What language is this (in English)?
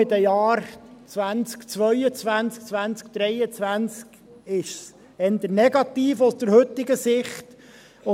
Swiss German